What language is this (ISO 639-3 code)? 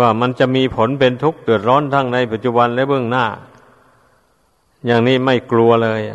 tha